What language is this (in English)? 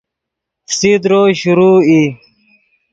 Yidgha